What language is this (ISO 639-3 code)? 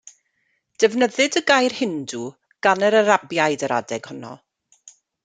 cym